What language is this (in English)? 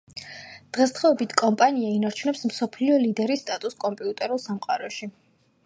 Georgian